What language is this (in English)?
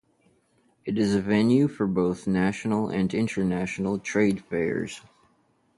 English